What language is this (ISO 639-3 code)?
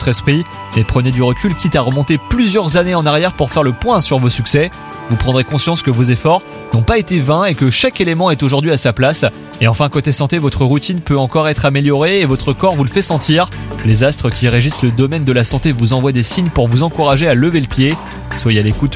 fra